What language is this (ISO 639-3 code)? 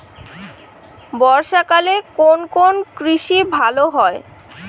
ben